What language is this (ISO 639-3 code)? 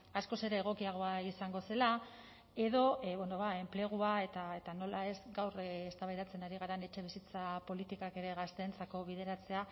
eus